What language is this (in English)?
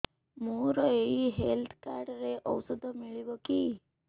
Odia